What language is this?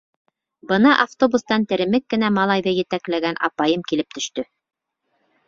Bashkir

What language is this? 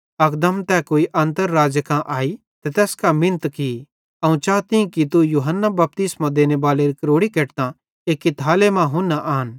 Bhadrawahi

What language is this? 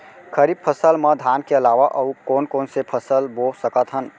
Chhattisgarhi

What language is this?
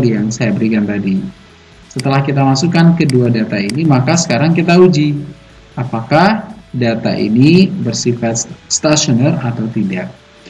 Indonesian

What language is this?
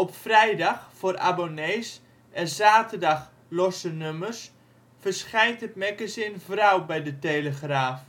Dutch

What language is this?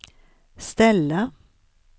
Swedish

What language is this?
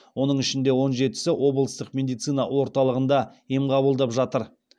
Kazakh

